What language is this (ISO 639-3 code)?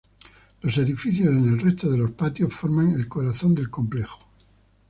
spa